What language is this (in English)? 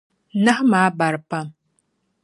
Dagbani